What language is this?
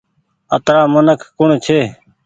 Goaria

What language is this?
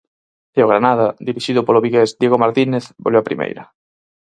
Galician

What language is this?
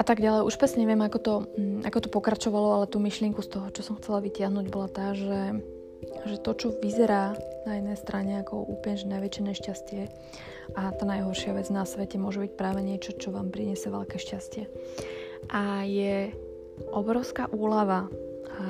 Slovak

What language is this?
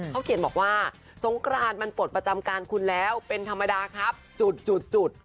Thai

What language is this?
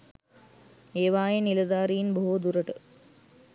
Sinhala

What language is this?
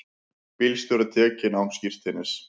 Icelandic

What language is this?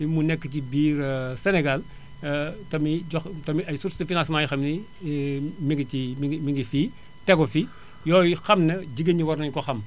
Wolof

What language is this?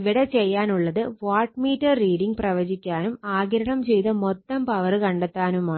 Malayalam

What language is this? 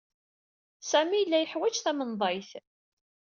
Kabyle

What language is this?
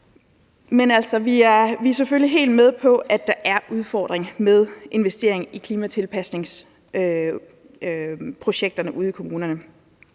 Danish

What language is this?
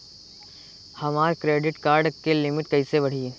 Bhojpuri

